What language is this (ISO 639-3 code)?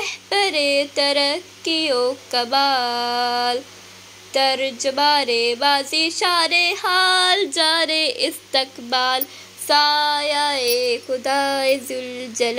hin